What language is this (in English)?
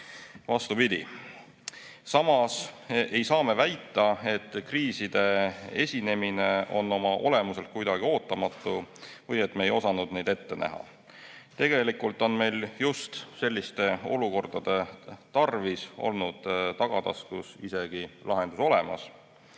Estonian